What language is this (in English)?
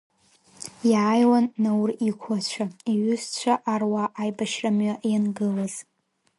Abkhazian